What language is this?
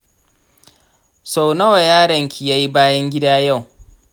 Hausa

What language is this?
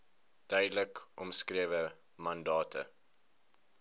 Afrikaans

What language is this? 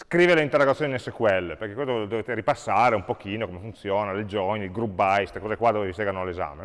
Italian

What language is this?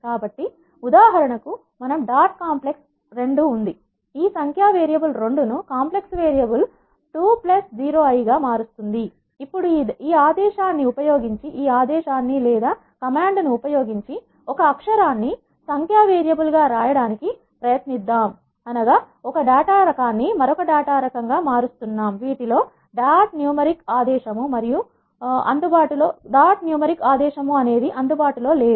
Telugu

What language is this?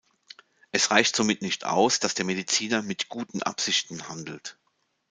German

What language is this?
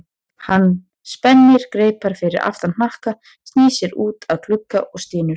Icelandic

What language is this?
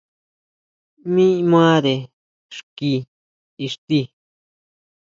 Huautla Mazatec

